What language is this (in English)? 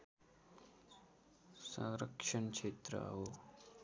Nepali